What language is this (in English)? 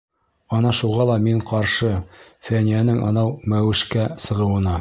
Bashkir